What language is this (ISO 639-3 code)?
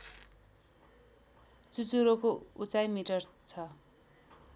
nep